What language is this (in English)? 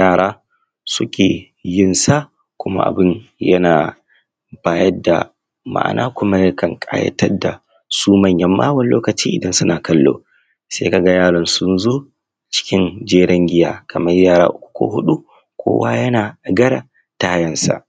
Hausa